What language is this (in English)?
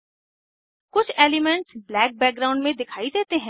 Hindi